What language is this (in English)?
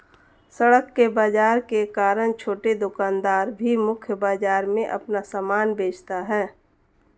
Hindi